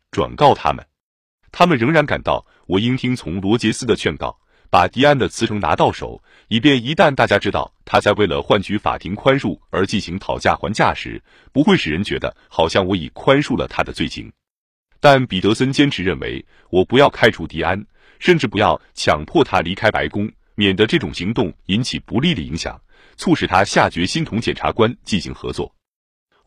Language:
Chinese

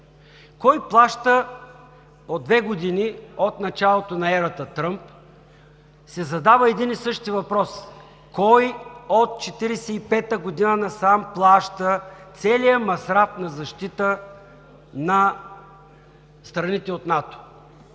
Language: Bulgarian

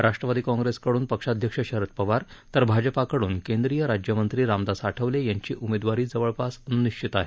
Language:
Marathi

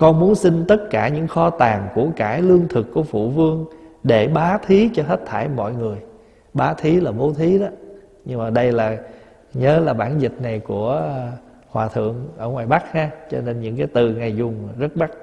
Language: Vietnamese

